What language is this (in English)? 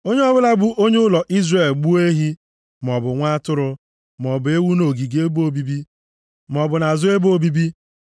Igbo